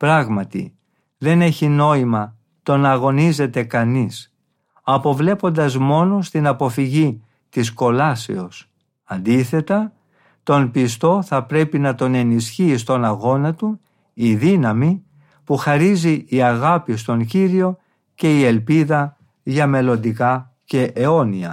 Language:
Greek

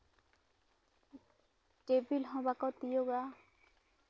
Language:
Santali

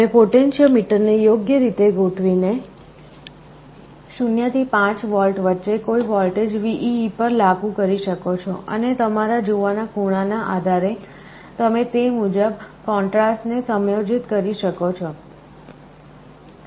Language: Gujarati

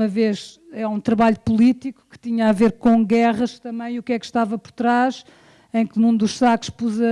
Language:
Portuguese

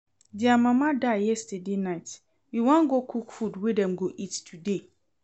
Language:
Nigerian Pidgin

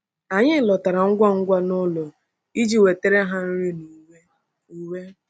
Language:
Igbo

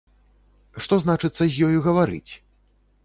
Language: Belarusian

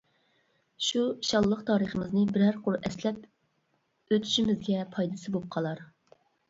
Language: Uyghur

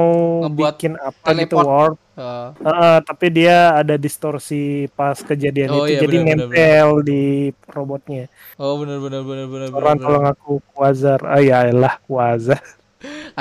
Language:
Indonesian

